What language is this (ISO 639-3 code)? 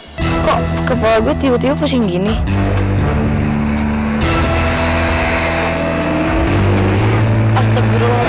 ind